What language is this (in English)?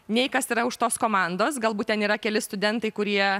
Lithuanian